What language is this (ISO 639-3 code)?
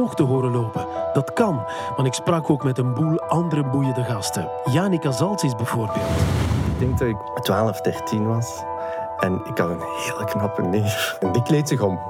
nld